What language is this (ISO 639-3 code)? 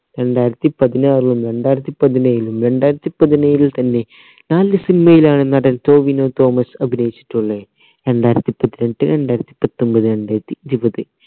mal